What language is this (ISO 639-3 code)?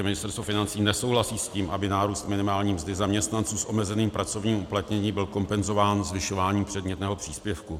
ces